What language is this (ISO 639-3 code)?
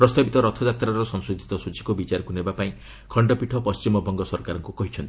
ori